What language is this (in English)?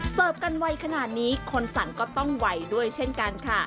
Thai